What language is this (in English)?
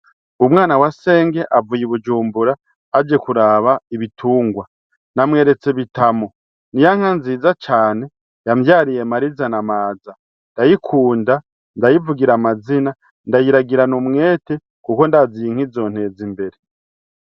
Rundi